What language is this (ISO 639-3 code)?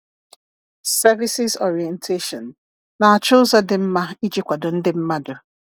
ibo